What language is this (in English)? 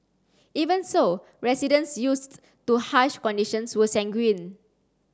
English